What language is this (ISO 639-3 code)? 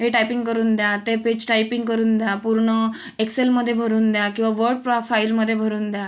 mar